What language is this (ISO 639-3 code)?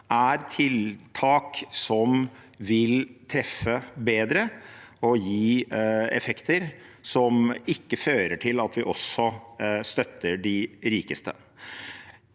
nor